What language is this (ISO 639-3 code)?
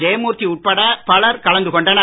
tam